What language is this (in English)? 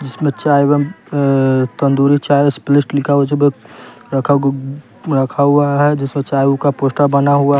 Hindi